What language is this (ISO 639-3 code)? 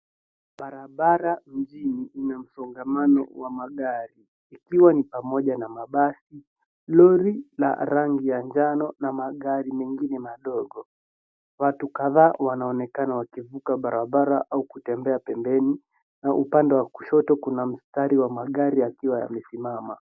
swa